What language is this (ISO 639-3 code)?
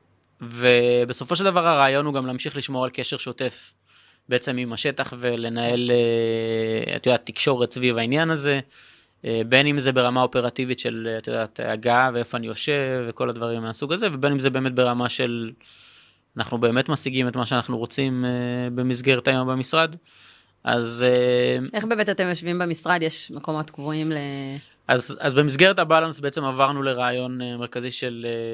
heb